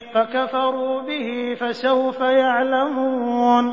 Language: Arabic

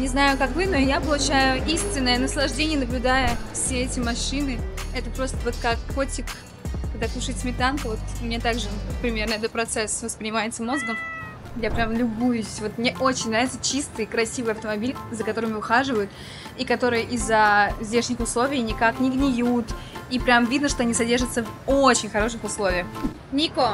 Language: Russian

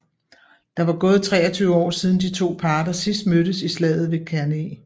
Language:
Danish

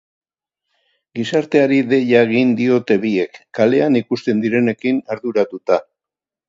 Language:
Basque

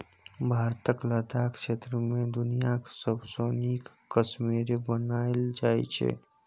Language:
Maithili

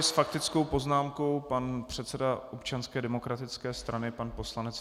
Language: Czech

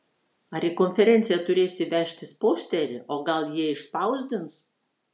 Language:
Lithuanian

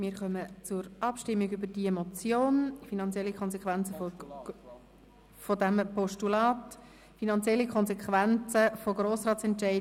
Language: Swiss German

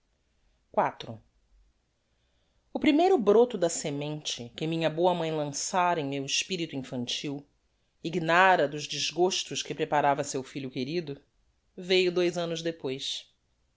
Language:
Portuguese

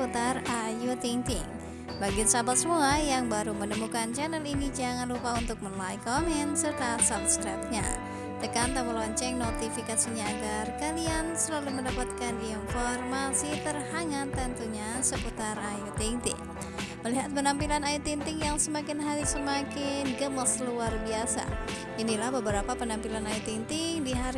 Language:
Indonesian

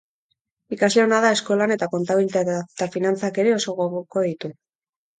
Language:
Basque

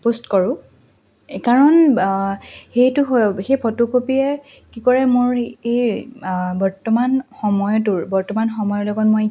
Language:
Assamese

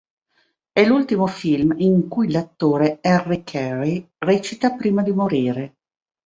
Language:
Italian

